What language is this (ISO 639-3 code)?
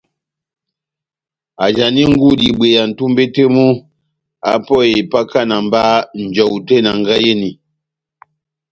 bnm